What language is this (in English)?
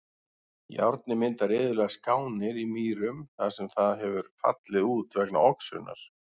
Icelandic